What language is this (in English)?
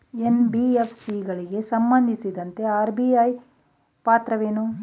Kannada